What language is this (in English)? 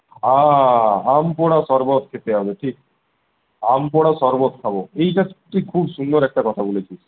Bangla